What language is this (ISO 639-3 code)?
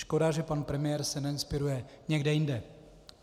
ces